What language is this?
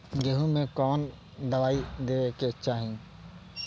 Bhojpuri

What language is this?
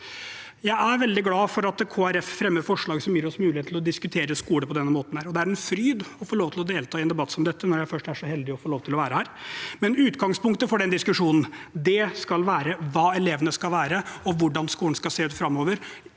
Norwegian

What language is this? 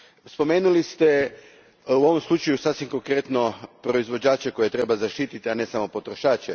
Croatian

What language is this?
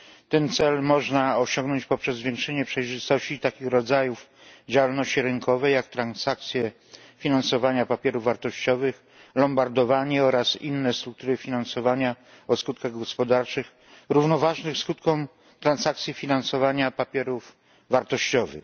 Polish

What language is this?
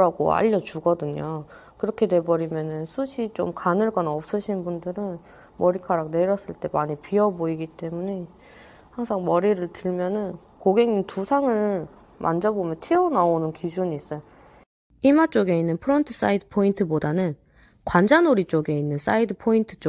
Korean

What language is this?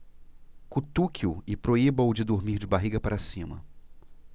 Portuguese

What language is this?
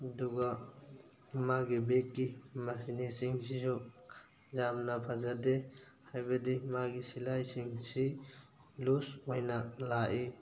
Manipuri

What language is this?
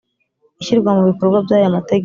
Kinyarwanda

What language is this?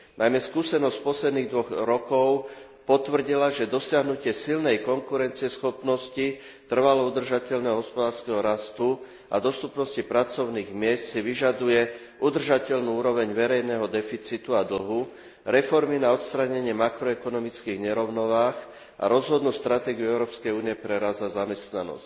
Slovak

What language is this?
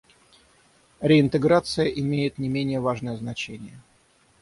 Russian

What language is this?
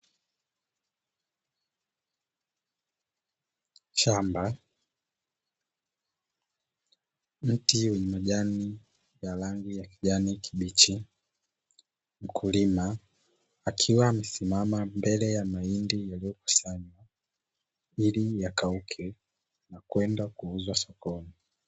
Swahili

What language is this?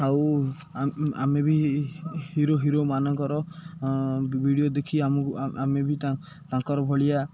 Odia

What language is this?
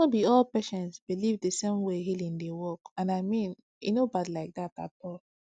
Nigerian Pidgin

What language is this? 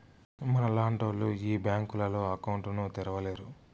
Telugu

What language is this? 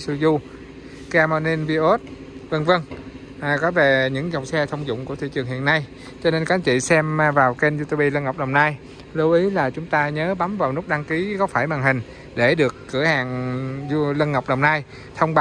Vietnamese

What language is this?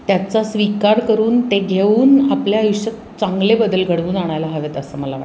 Marathi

